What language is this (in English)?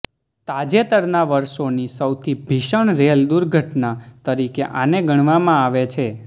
Gujarati